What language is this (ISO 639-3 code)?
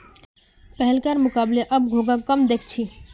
mag